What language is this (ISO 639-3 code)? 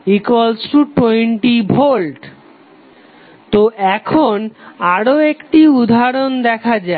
ben